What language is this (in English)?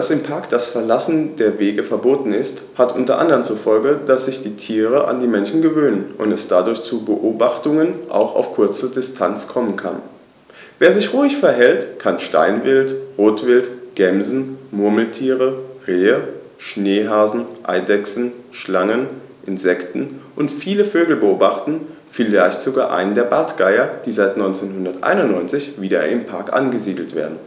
German